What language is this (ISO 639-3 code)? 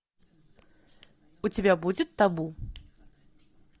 rus